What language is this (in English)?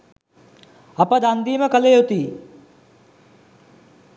Sinhala